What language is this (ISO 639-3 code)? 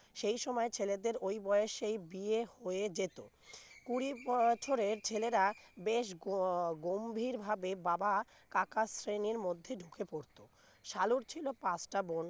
ben